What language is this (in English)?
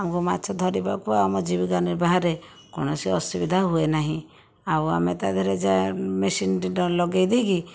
Odia